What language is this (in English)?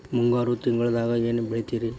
Kannada